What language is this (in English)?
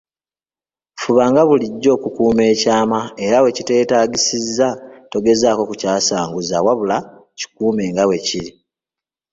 Ganda